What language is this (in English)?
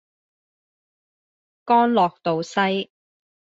Cantonese